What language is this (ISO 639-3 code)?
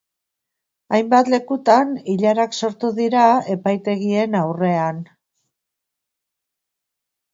eus